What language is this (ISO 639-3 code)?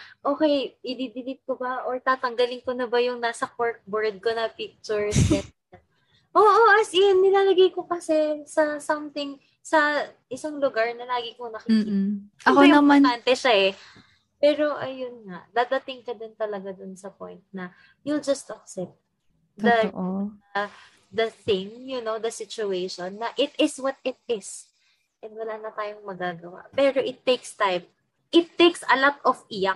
fil